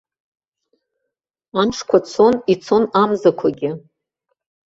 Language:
Abkhazian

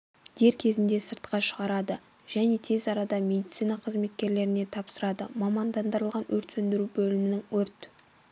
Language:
Kazakh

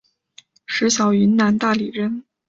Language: Chinese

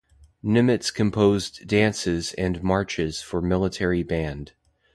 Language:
English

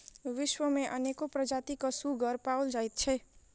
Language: Maithili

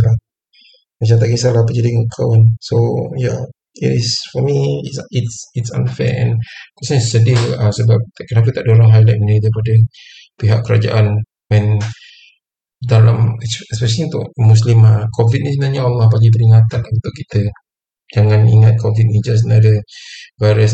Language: Malay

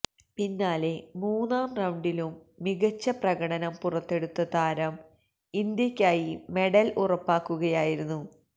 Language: Malayalam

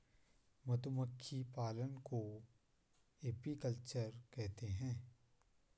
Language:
Hindi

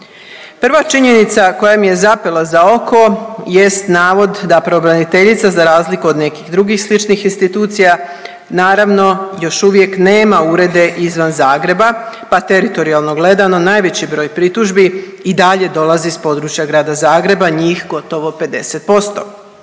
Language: Croatian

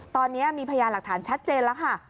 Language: Thai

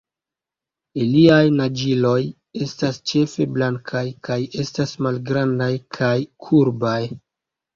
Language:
Esperanto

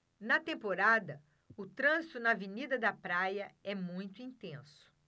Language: Portuguese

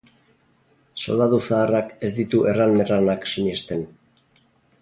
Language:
Basque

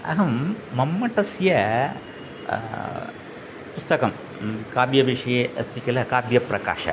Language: Sanskrit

